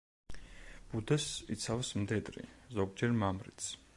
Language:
Georgian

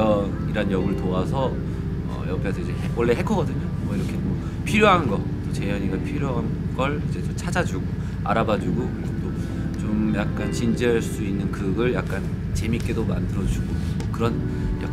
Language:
Korean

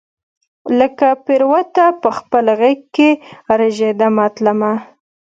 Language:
Pashto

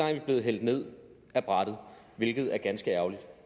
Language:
Danish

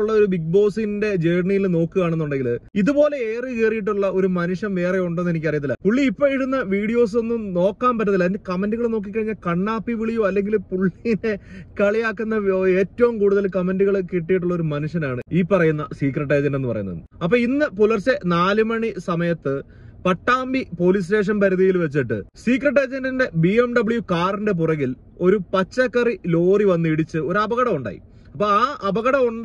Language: Malayalam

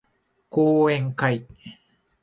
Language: Japanese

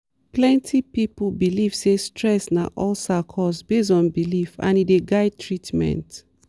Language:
Nigerian Pidgin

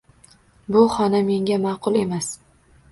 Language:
Uzbek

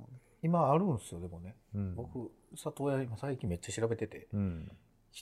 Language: Japanese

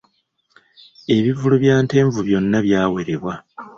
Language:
Ganda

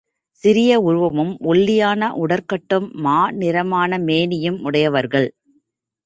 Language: Tamil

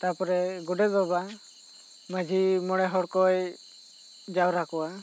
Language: Santali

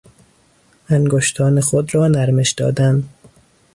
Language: Persian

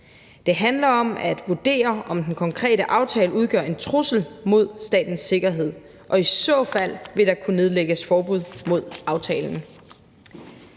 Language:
Danish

